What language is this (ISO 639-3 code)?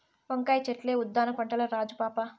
tel